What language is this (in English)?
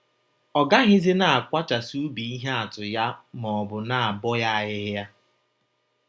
Igbo